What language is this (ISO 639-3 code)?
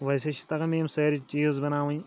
kas